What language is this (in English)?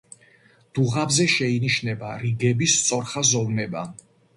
Georgian